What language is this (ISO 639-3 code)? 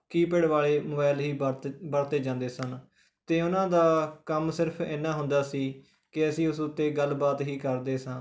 pan